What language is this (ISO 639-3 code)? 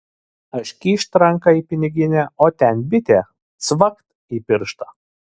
lit